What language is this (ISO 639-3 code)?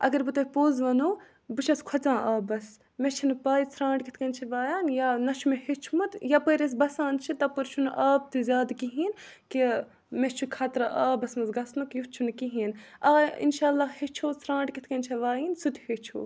kas